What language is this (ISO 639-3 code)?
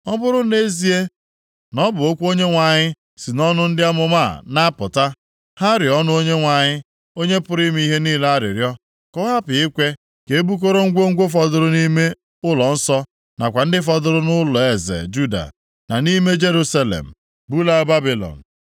ibo